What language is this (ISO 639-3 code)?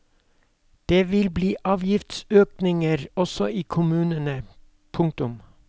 nor